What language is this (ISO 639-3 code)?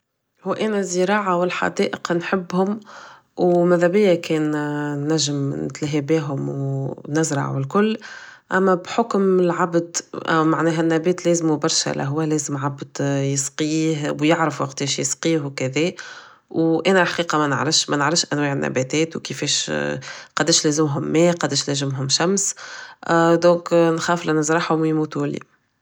aeb